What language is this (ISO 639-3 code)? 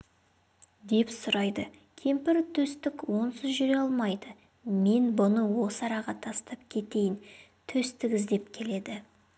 kaz